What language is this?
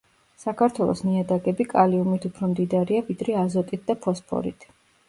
Georgian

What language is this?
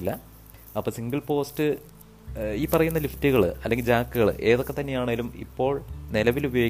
Malayalam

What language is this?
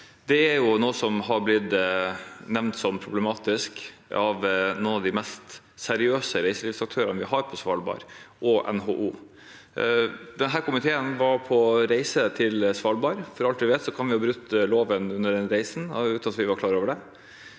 Norwegian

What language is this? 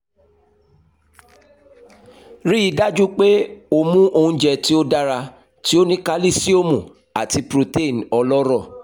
Yoruba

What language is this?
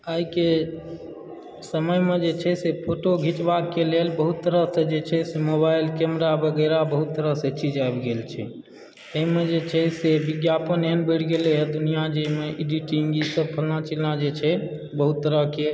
Maithili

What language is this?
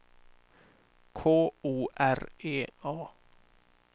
Swedish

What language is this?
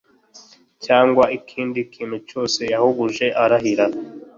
Kinyarwanda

